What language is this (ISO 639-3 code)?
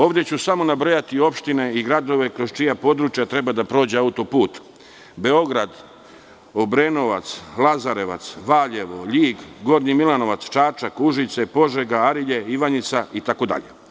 srp